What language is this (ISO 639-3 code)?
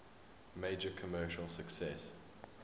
eng